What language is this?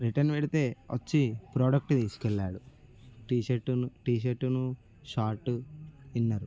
Telugu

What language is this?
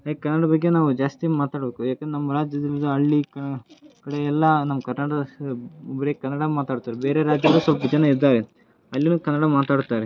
Kannada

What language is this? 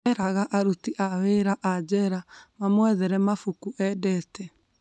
Kikuyu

